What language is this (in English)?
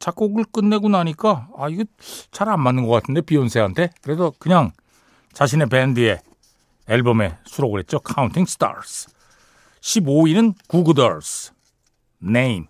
Korean